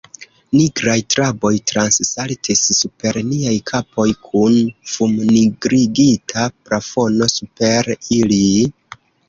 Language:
Esperanto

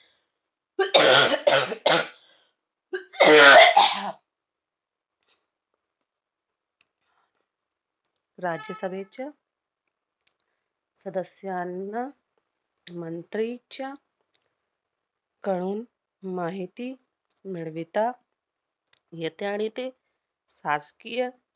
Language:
Marathi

